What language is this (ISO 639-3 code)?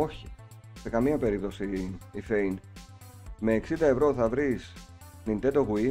ell